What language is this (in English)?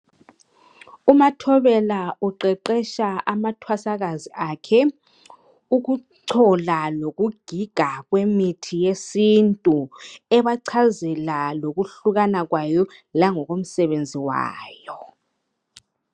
North Ndebele